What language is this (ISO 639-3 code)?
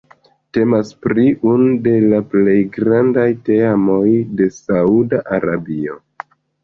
epo